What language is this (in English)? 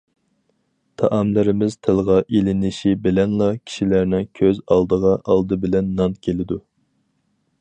Uyghur